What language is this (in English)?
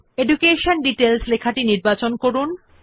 Bangla